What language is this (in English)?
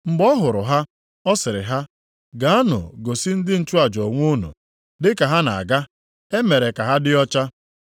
Igbo